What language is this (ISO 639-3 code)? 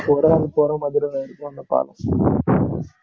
tam